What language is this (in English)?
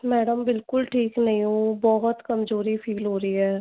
Hindi